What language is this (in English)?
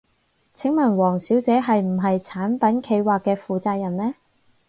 Cantonese